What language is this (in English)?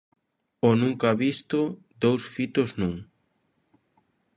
Galician